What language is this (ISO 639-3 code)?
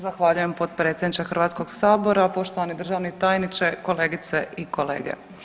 hrv